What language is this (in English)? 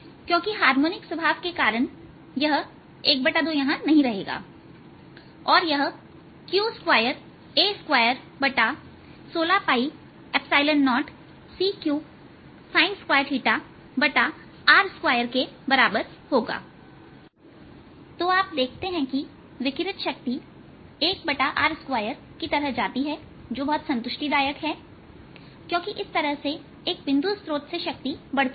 Hindi